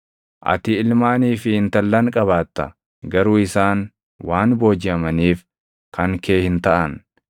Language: Oromo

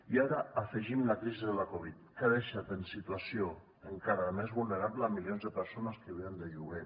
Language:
Catalan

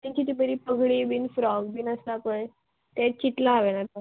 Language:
Konkani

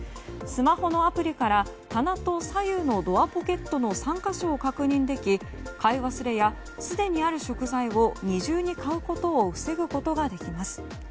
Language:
Japanese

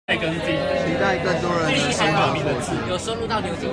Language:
Chinese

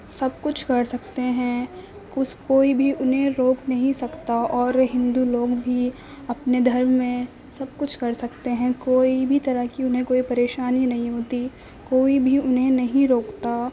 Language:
Urdu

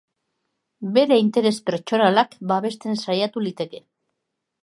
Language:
Basque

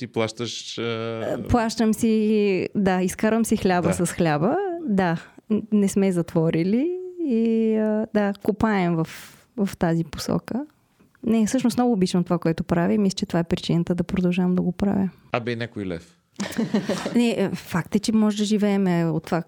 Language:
Bulgarian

